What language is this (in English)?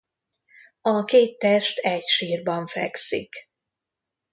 Hungarian